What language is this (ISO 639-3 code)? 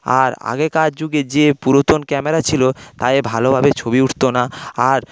ben